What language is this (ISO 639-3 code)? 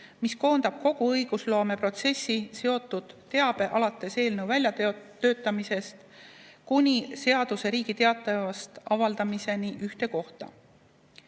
est